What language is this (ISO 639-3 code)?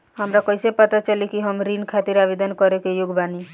bho